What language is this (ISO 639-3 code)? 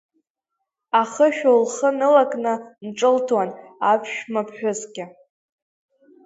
abk